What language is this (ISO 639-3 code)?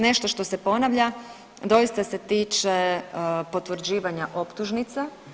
hrv